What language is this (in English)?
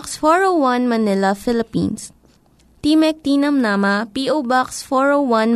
Filipino